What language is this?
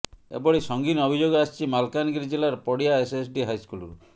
Odia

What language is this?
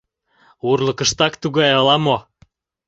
Mari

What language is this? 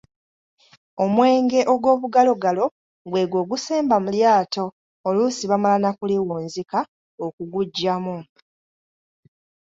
Ganda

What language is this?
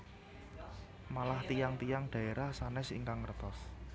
Javanese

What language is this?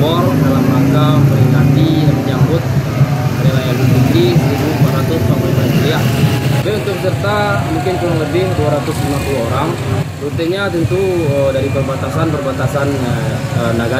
Indonesian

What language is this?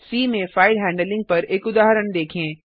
Hindi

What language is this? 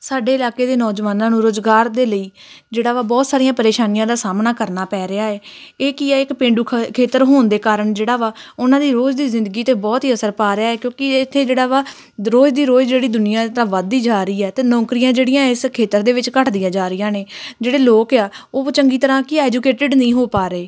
Punjabi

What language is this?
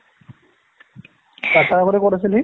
Assamese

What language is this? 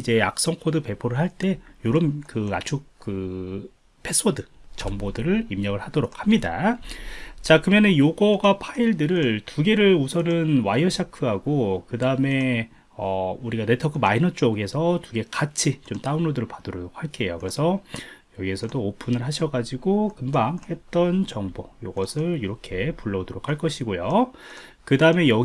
Korean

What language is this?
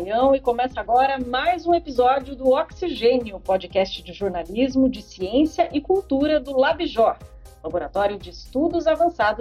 Portuguese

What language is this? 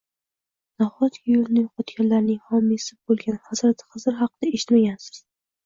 Uzbek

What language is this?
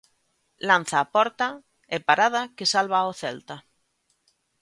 Galician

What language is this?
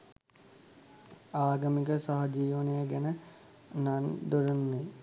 Sinhala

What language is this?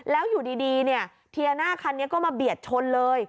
Thai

